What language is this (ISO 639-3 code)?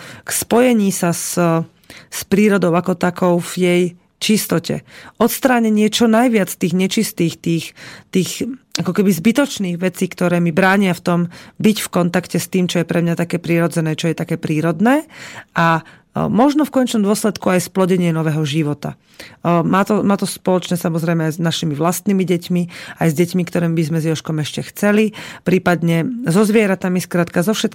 slk